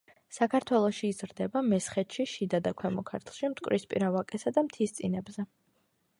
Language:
Georgian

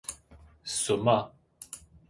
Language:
Min Nan Chinese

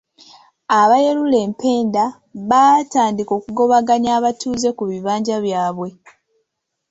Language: Ganda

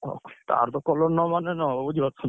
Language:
Odia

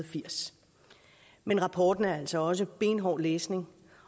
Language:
Danish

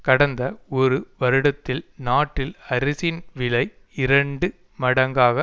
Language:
Tamil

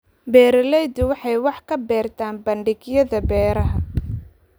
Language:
Somali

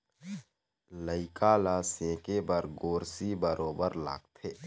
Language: Chhattisgarhi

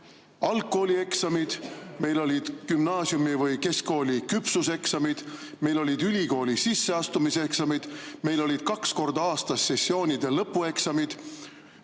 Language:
Estonian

